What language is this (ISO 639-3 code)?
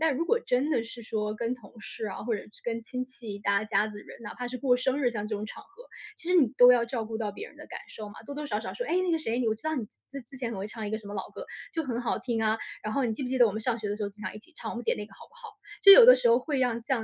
zho